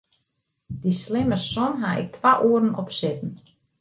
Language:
Western Frisian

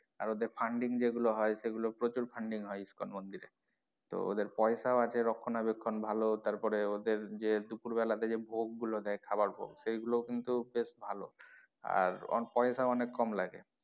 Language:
Bangla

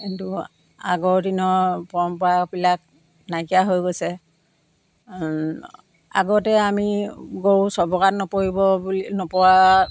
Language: Assamese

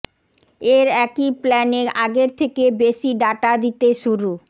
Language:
Bangla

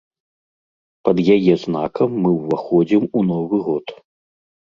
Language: Belarusian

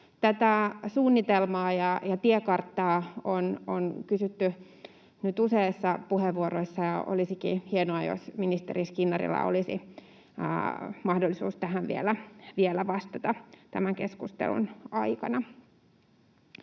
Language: Finnish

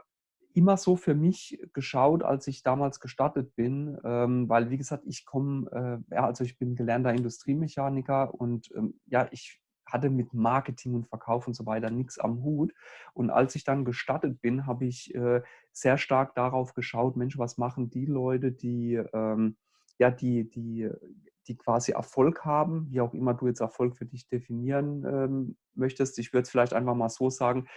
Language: German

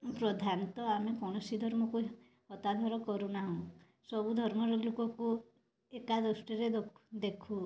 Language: Odia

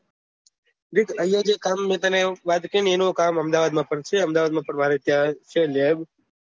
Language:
Gujarati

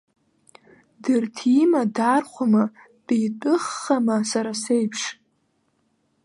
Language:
Abkhazian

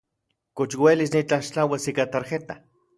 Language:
Central Puebla Nahuatl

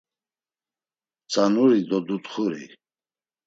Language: Laz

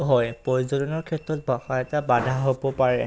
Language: Assamese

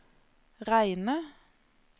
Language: Norwegian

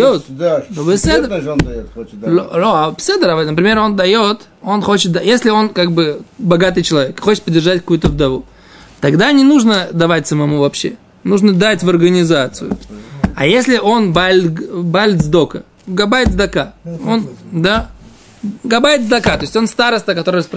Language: Russian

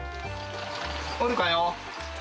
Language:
Japanese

